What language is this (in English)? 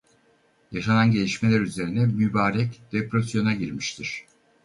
Turkish